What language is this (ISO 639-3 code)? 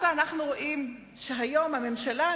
heb